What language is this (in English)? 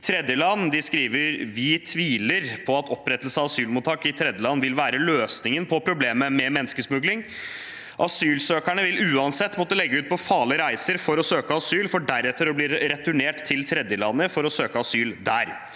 Norwegian